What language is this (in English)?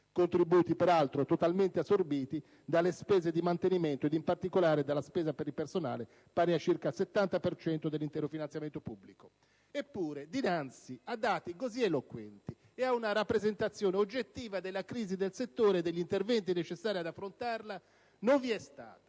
Italian